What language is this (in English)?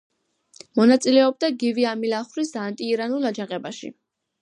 Georgian